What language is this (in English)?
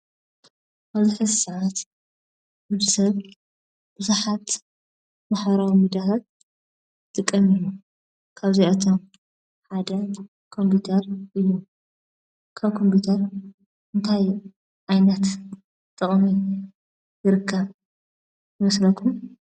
Tigrinya